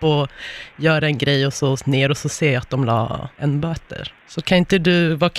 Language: Swedish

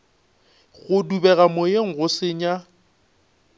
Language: Northern Sotho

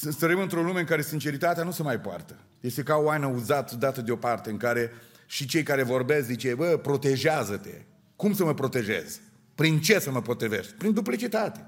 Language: Romanian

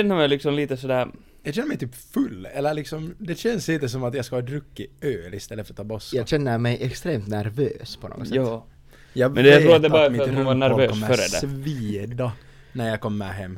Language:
Swedish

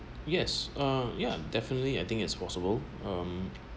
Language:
English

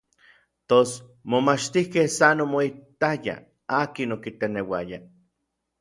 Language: Orizaba Nahuatl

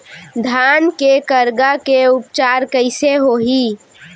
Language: Chhattisgarhi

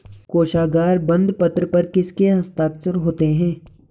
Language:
Hindi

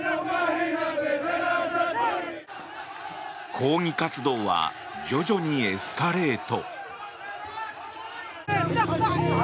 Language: Japanese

